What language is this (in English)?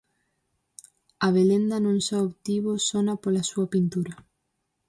Galician